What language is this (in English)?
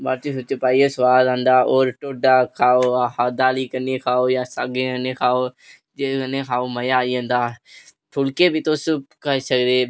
Dogri